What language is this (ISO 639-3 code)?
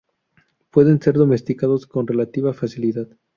spa